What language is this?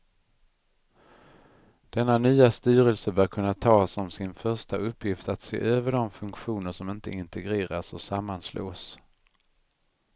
Swedish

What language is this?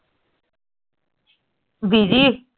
Punjabi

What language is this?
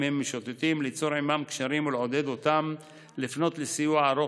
Hebrew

